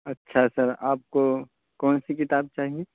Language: Urdu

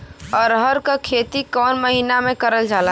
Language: Bhojpuri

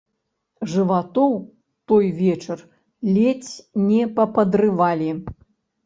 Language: Belarusian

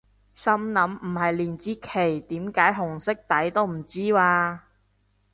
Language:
Cantonese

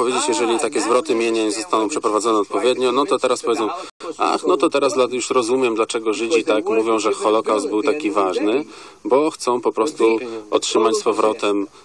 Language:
Polish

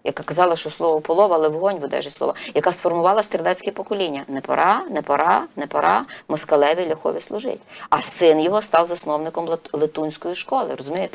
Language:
Ukrainian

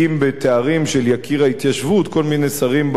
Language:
Hebrew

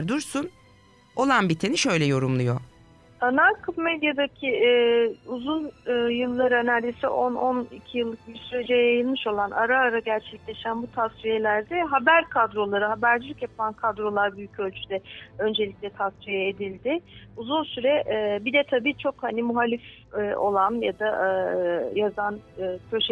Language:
Turkish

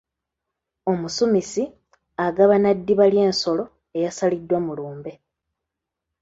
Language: Ganda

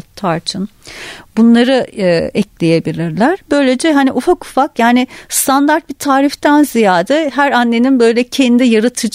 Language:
Turkish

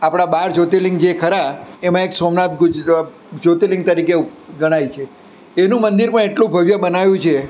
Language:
Gujarati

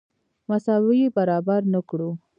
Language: Pashto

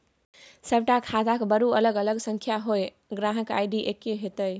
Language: Maithili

